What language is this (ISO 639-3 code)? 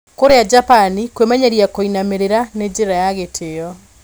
kik